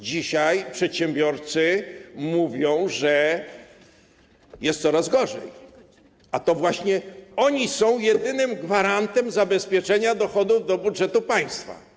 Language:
Polish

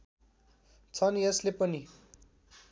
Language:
Nepali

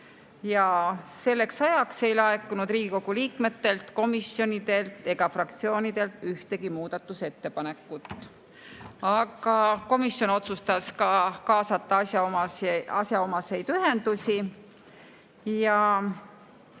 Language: Estonian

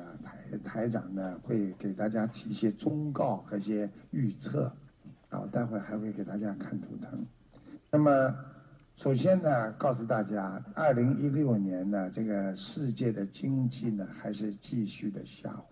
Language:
Chinese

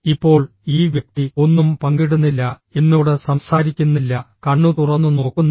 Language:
Malayalam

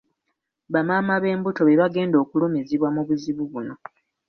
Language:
Ganda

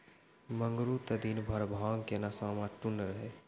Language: Maithili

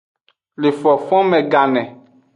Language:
Aja (Benin)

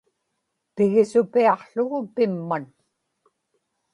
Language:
Inupiaq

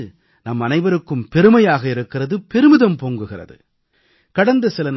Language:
Tamil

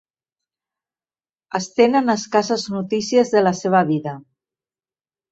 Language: Catalan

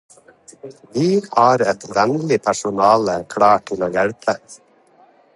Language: Norwegian Bokmål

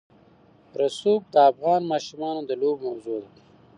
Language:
Pashto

